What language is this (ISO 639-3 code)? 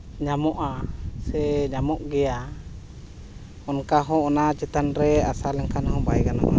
sat